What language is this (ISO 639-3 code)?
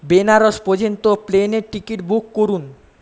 ben